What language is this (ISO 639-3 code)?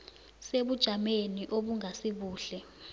nbl